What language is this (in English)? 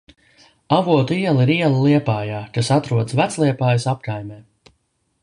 Latvian